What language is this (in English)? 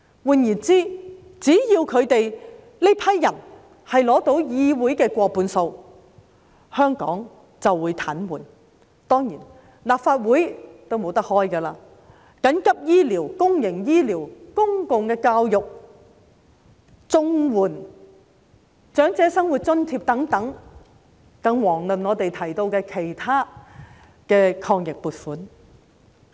Cantonese